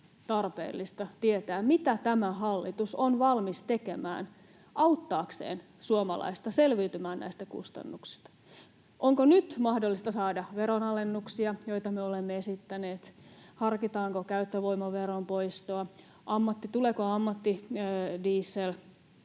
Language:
Finnish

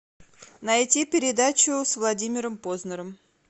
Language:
Russian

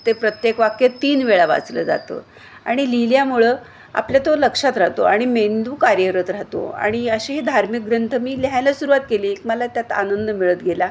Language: Marathi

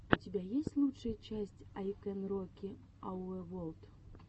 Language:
Russian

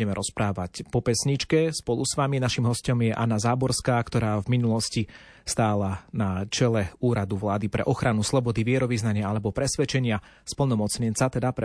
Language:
Slovak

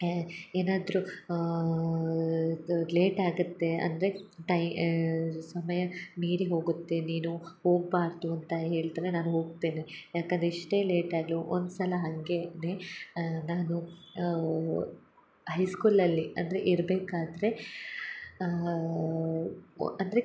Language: Kannada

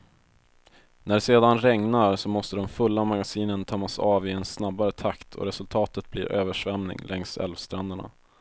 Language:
Swedish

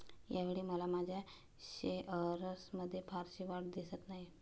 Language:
Marathi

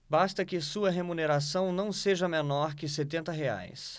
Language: Portuguese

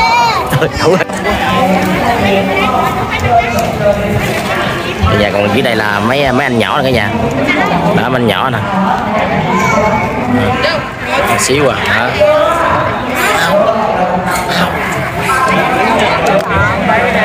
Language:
Vietnamese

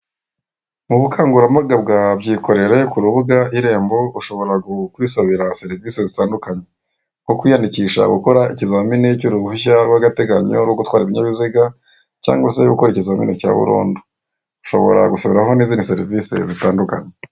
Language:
Kinyarwanda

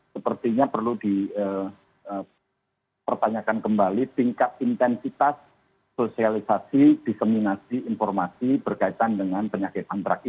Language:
Indonesian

